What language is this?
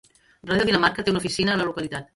Catalan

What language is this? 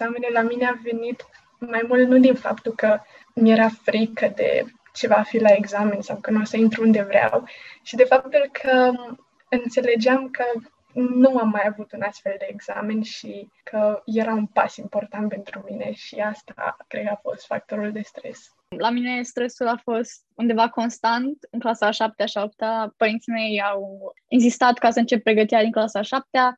Romanian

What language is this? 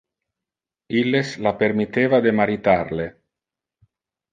Interlingua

